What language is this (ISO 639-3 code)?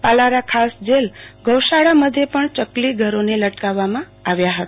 guj